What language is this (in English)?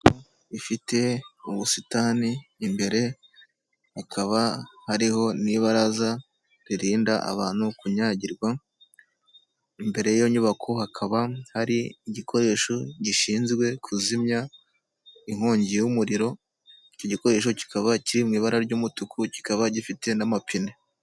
Kinyarwanda